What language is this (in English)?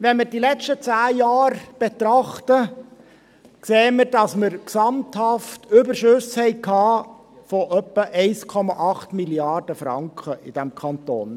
Swiss German